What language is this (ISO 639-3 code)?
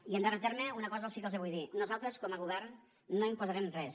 cat